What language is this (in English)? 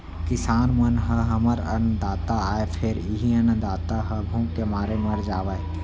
Chhattisgarhi